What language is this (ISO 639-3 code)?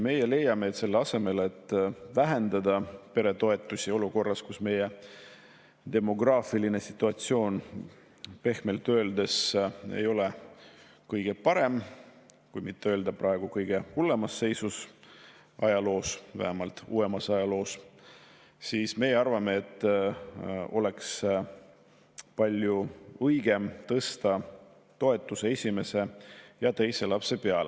est